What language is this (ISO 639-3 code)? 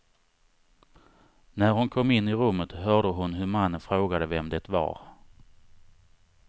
swe